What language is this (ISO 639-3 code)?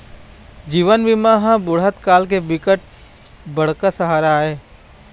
hne